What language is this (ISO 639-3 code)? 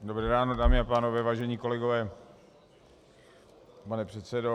ces